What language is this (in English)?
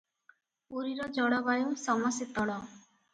Odia